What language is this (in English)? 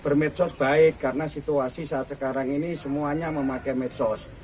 Indonesian